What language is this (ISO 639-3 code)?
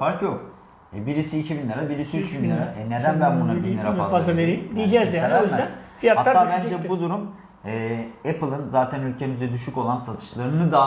tur